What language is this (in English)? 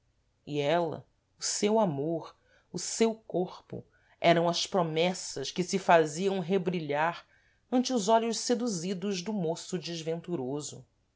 Portuguese